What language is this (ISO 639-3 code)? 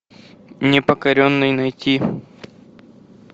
rus